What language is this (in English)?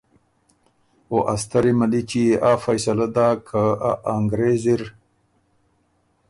Ormuri